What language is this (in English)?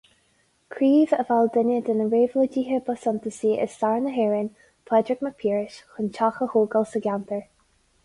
Irish